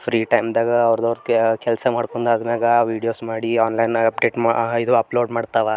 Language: Kannada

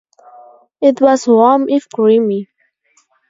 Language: English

